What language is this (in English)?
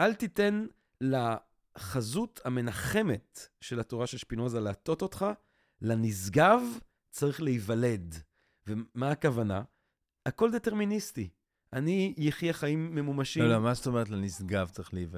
Hebrew